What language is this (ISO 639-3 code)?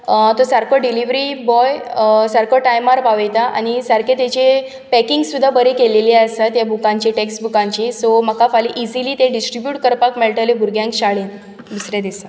kok